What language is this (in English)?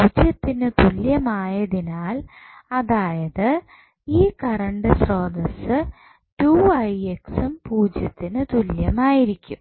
Malayalam